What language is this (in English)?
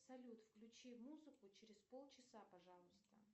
Russian